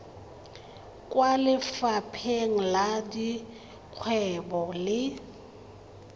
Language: Tswana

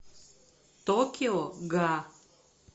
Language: Russian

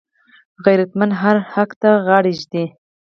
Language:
Pashto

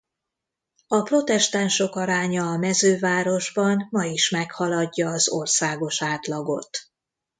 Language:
Hungarian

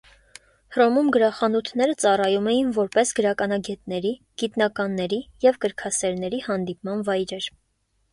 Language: Armenian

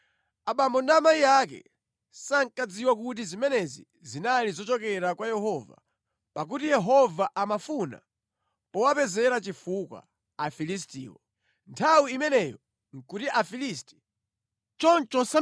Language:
Nyanja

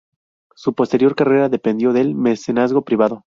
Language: Spanish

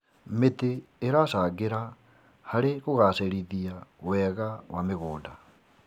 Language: Kikuyu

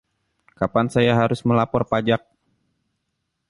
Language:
Indonesian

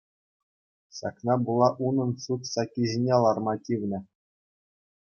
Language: Chuvash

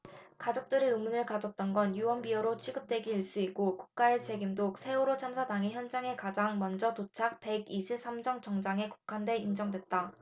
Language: Korean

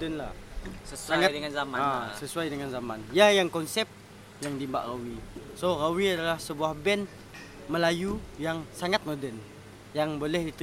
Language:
Malay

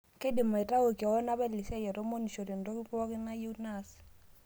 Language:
Masai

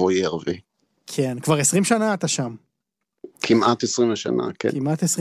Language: Hebrew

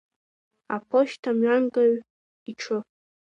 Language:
Abkhazian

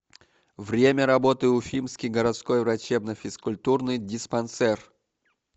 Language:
Russian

